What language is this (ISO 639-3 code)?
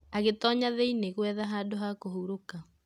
kik